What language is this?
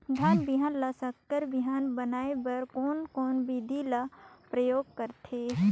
Chhattisgarhi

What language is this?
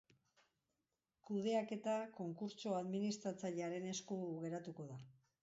Basque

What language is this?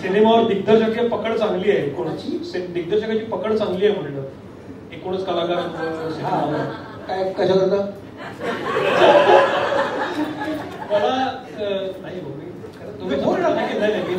Marathi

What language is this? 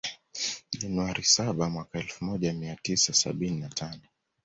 Swahili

